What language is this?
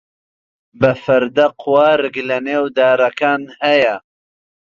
Central Kurdish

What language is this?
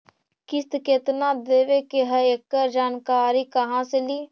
Magahi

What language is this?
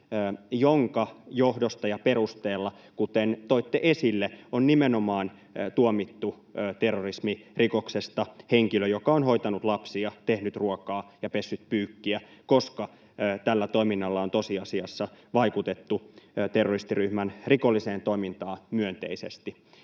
Finnish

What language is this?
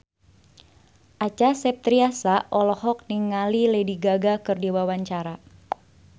Sundanese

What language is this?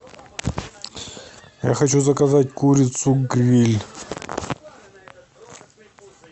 Russian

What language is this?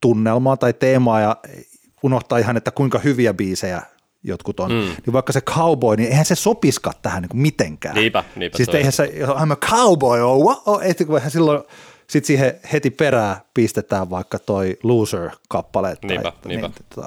Finnish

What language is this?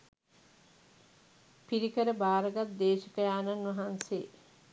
Sinhala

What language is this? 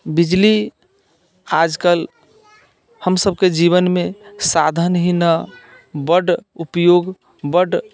Maithili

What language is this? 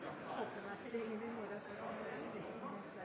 Norwegian Bokmål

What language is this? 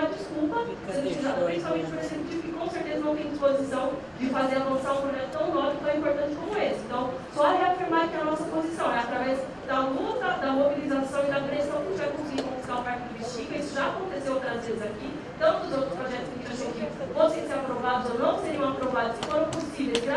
Portuguese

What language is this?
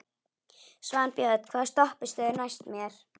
Icelandic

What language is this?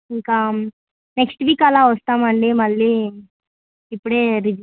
Telugu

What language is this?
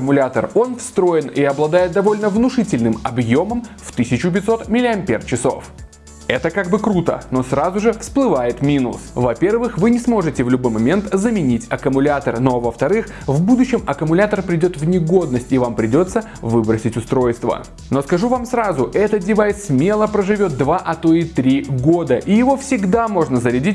Russian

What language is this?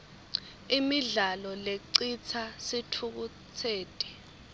Swati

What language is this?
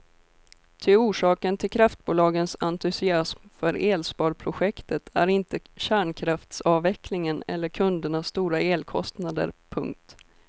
Swedish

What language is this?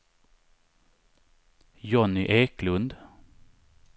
Swedish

